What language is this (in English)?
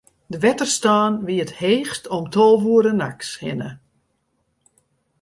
Western Frisian